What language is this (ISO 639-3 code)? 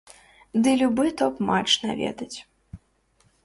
bel